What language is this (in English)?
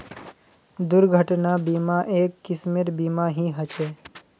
Magahi